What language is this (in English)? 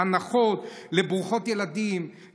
Hebrew